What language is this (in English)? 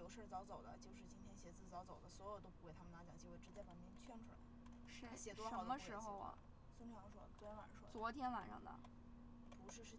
Chinese